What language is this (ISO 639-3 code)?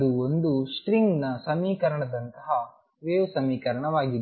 kan